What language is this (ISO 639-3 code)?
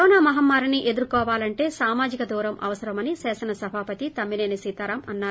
tel